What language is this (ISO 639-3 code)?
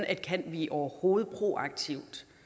dan